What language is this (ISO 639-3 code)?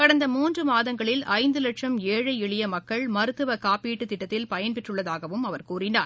tam